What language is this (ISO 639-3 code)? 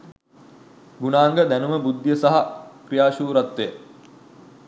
sin